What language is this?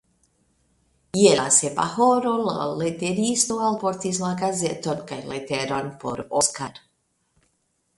Esperanto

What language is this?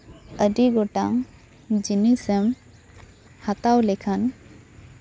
Santali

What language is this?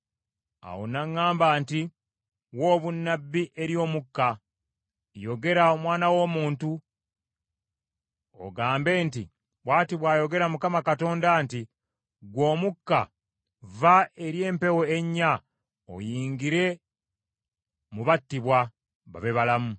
Ganda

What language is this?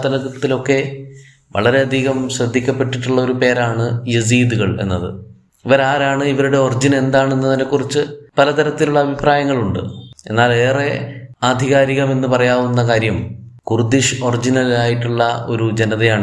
Malayalam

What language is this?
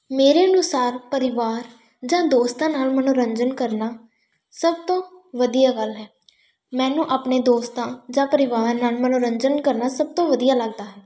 Punjabi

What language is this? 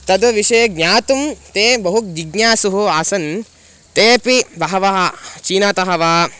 Sanskrit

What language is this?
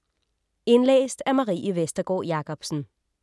Danish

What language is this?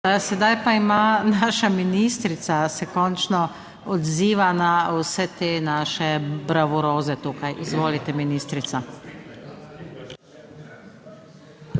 Slovenian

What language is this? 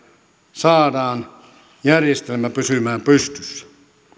Finnish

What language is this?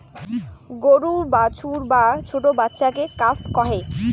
Bangla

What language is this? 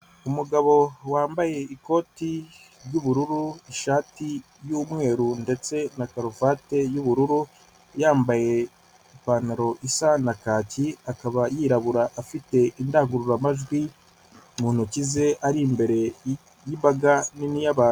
Kinyarwanda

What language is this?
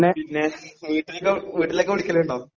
Malayalam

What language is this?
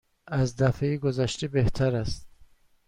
Persian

